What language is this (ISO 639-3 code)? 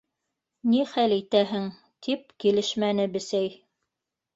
bak